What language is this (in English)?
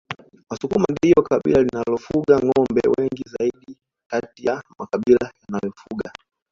Swahili